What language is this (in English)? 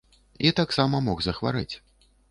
Belarusian